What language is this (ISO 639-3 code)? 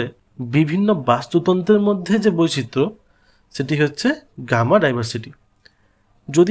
hin